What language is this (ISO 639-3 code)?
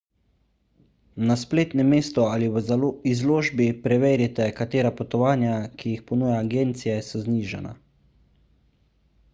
slv